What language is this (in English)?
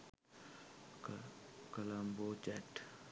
Sinhala